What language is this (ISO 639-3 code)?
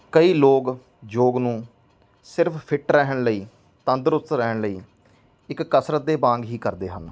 pan